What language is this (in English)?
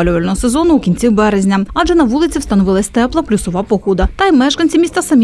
Ukrainian